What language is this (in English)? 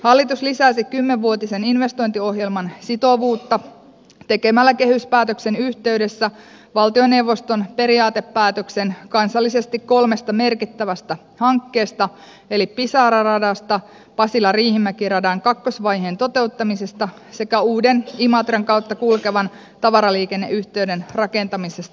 Finnish